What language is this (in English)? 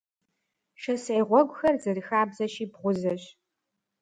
Kabardian